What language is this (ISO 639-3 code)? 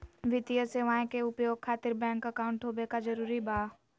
mag